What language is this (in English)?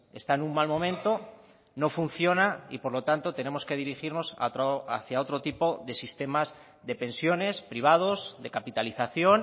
Spanish